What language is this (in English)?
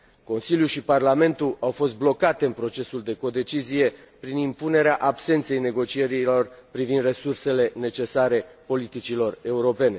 Romanian